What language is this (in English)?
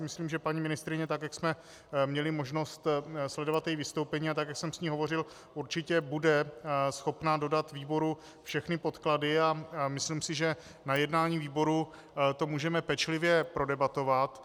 Czech